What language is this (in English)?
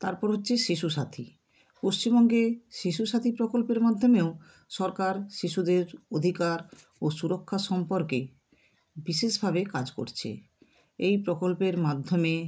Bangla